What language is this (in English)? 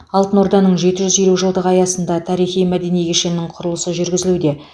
Kazakh